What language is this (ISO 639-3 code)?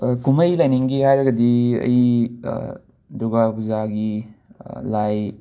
mni